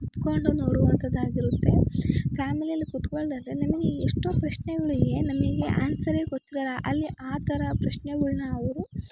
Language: Kannada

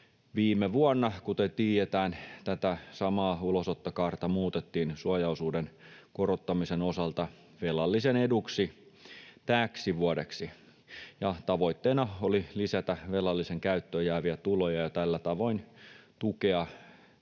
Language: Finnish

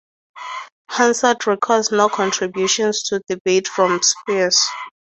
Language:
English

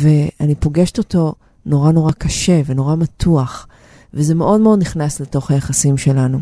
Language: Hebrew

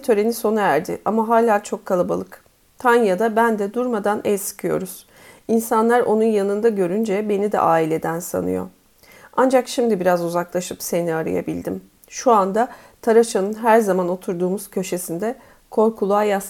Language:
Turkish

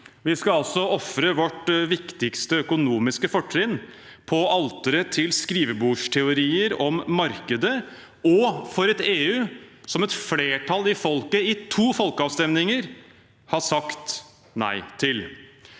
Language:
Norwegian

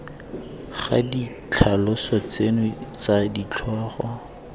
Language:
Tswana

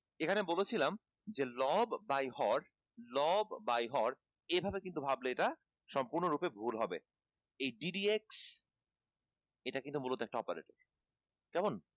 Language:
Bangla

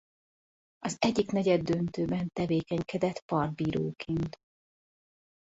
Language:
Hungarian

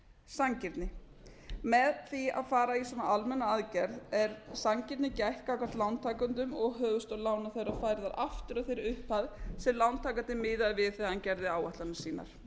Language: Icelandic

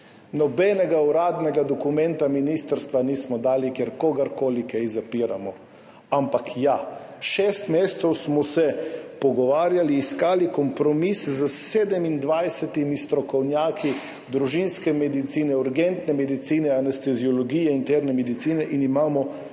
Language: Slovenian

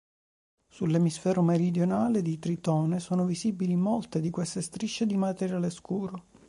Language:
Italian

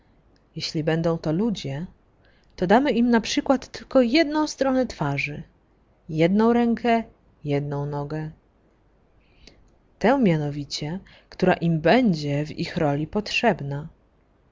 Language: Polish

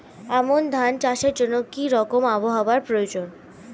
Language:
Bangla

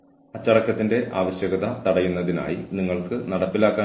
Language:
Malayalam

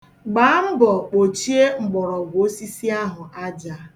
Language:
Igbo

